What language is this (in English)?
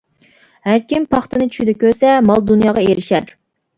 Uyghur